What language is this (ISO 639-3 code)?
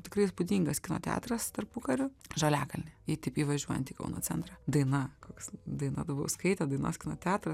lit